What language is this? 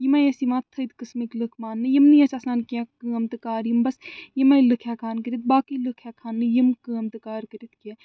Kashmiri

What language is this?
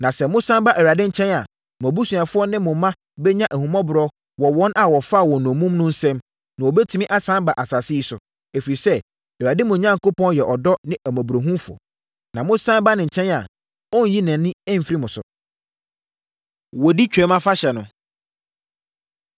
Akan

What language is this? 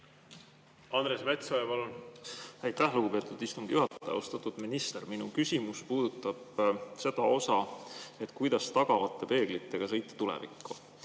Estonian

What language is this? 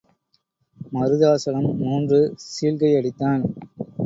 Tamil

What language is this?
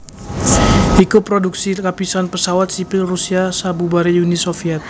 Javanese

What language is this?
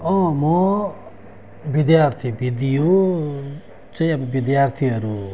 Nepali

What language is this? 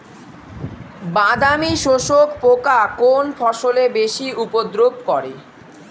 Bangla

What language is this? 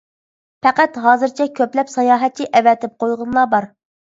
Uyghur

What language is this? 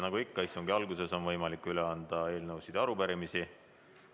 Estonian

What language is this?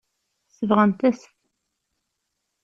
Kabyle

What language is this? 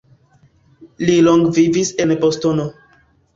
Esperanto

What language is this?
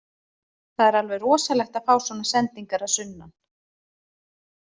Icelandic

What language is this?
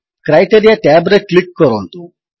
Odia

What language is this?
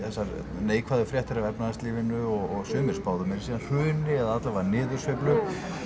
Icelandic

